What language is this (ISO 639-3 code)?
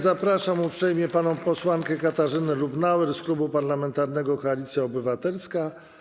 pol